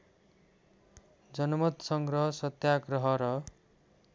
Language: Nepali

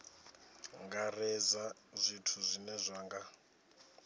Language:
Venda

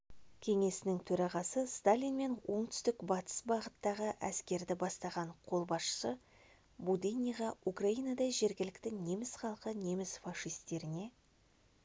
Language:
Kazakh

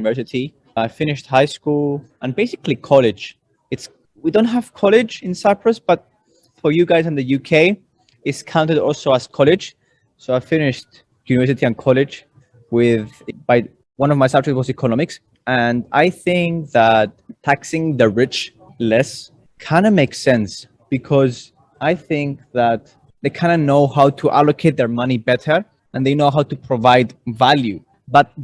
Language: English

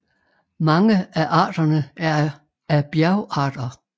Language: Danish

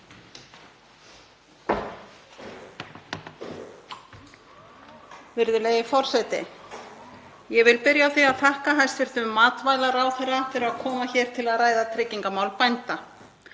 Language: Icelandic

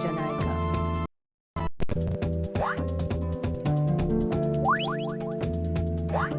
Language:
Japanese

